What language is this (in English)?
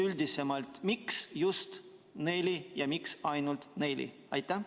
Estonian